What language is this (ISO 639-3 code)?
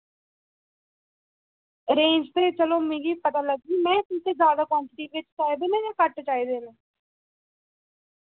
doi